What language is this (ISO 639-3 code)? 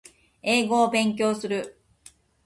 jpn